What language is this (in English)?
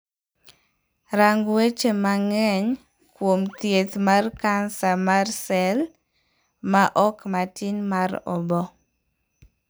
Luo (Kenya and Tanzania)